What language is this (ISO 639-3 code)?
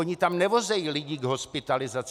ces